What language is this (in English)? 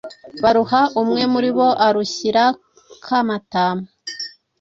Kinyarwanda